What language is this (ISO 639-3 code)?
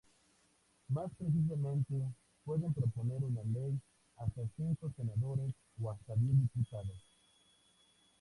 spa